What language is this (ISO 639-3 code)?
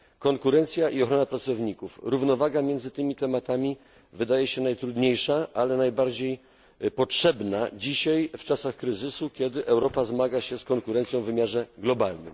pol